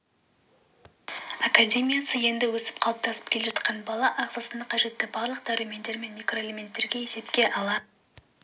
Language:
Kazakh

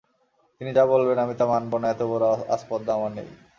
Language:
Bangla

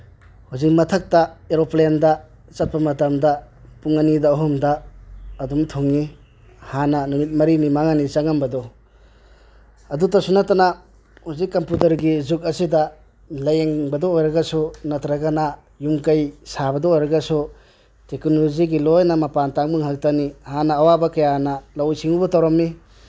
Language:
Manipuri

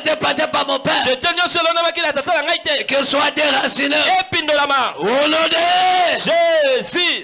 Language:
French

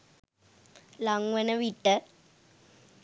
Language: Sinhala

